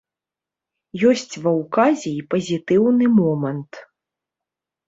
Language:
Belarusian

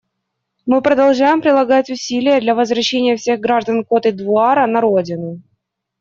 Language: Russian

